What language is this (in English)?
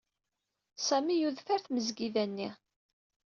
Kabyle